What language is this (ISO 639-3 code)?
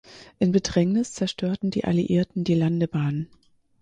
deu